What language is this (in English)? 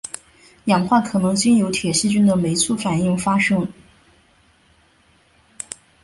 Chinese